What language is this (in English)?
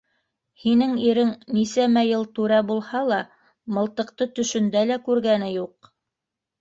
Bashkir